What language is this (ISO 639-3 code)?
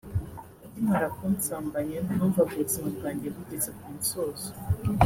kin